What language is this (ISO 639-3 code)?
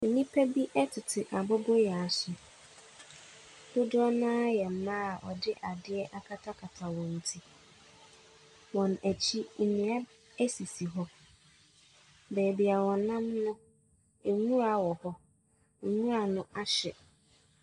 aka